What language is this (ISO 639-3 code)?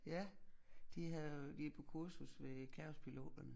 dan